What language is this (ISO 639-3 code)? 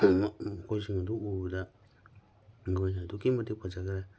mni